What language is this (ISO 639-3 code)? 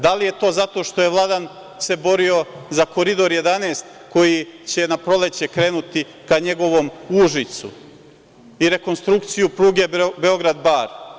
srp